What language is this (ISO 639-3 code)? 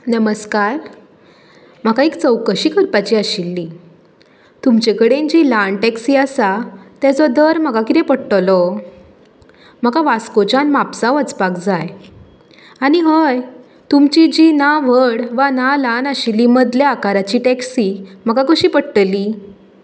kok